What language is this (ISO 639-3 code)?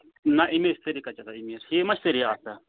kas